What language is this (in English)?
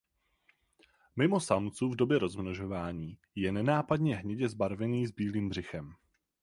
Czech